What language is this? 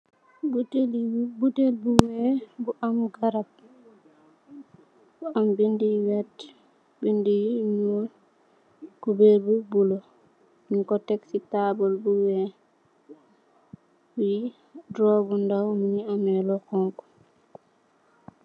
Wolof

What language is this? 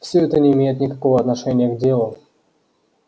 Russian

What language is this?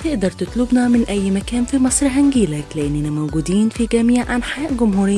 Arabic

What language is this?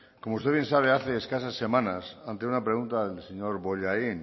Spanish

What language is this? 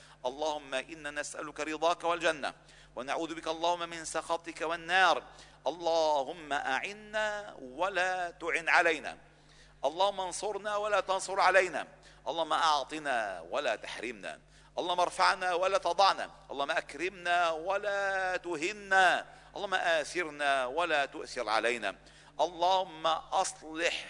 Arabic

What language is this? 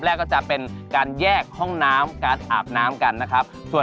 Thai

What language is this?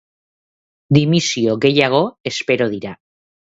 Basque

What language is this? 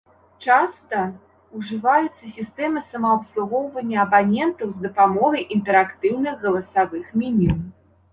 Belarusian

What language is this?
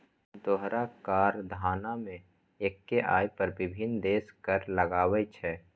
Maithili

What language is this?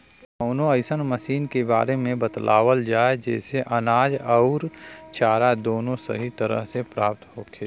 Bhojpuri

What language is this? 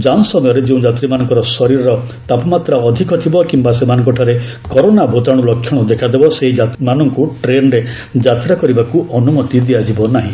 Odia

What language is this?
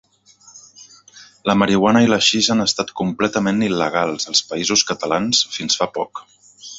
Catalan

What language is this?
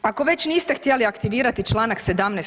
Croatian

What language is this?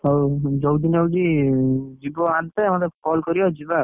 Odia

